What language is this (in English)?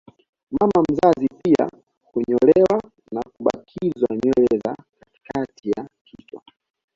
Swahili